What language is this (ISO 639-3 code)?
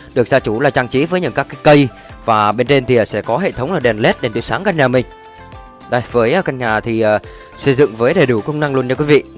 vie